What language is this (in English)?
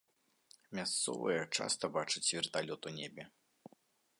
Belarusian